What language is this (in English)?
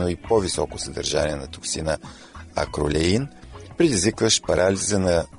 Bulgarian